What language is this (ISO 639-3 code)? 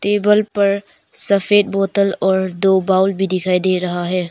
hin